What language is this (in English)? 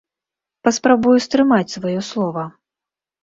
Belarusian